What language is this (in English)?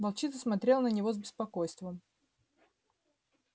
Russian